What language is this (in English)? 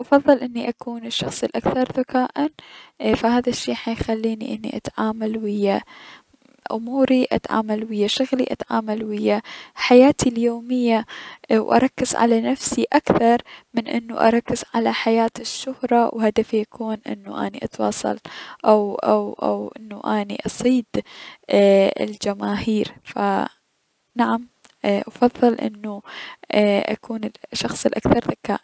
Mesopotamian Arabic